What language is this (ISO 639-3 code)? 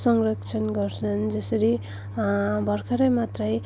nep